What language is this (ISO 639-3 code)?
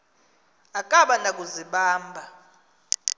xho